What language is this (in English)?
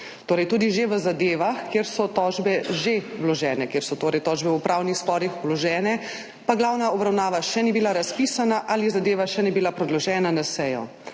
Slovenian